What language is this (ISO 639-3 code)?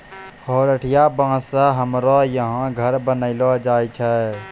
mai